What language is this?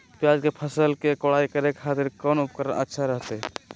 Magahi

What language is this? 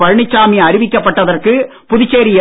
Tamil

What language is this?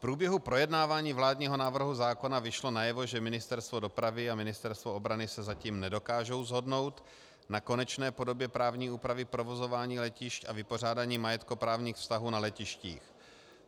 Czech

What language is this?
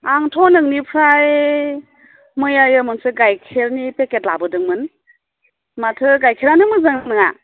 Bodo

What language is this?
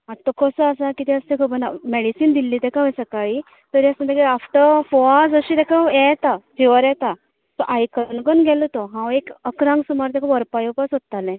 Konkani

